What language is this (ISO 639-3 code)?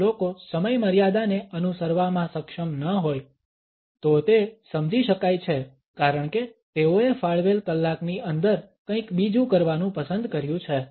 guj